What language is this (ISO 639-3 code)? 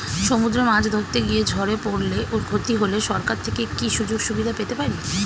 ben